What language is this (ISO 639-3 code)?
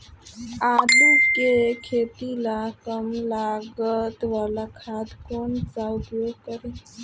bho